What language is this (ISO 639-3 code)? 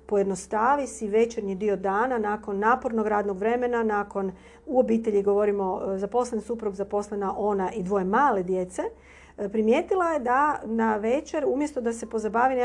hrv